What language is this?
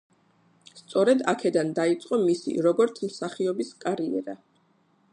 Georgian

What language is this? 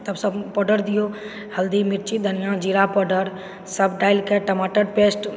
Maithili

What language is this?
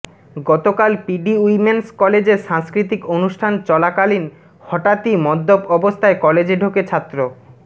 Bangla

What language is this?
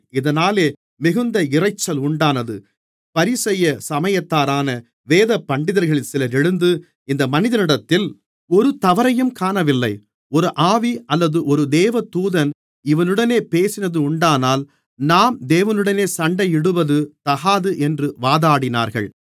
Tamil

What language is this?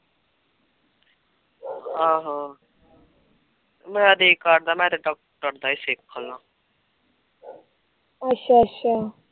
Punjabi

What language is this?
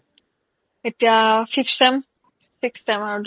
Assamese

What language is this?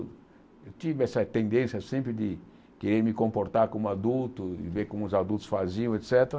Portuguese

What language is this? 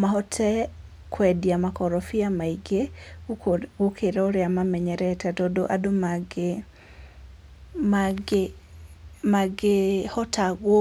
Kikuyu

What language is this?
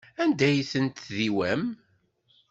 Kabyle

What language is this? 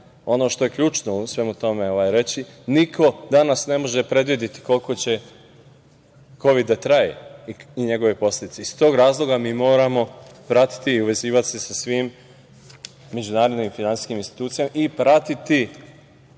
Serbian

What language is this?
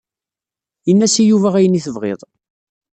Kabyle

